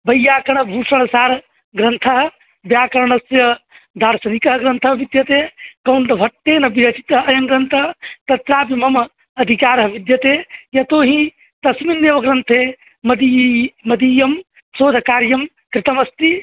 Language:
Sanskrit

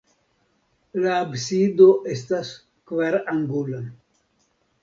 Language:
Esperanto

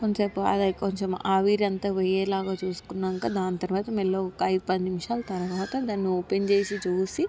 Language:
Telugu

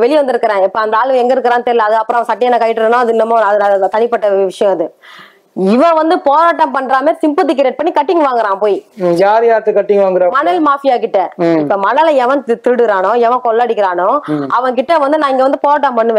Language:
Tamil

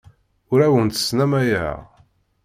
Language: Kabyle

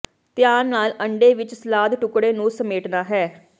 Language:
Punjabi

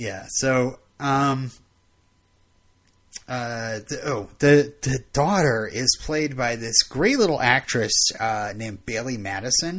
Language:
English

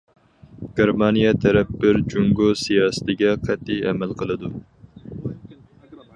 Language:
Uyghur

